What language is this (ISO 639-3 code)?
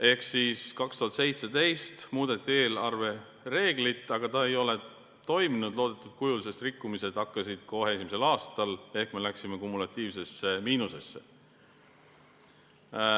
est